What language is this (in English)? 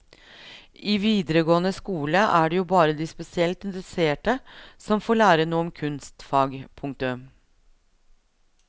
Norwegian